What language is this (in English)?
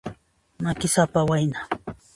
Puno Quechua